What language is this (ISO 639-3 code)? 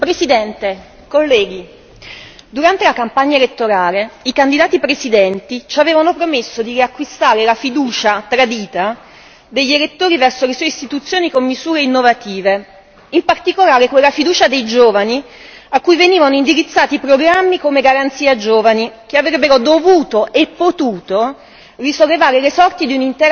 ita